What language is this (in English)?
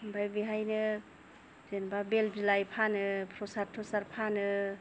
Bodo